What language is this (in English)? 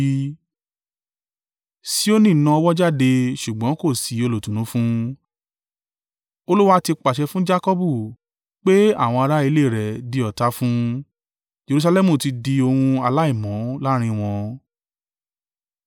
Yoruba